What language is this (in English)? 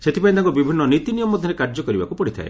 Odia